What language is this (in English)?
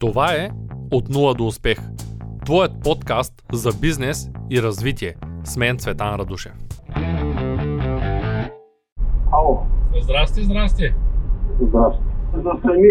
Bulgarian